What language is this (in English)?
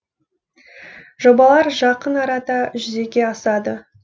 Kazakh